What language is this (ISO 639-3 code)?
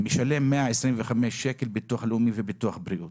heb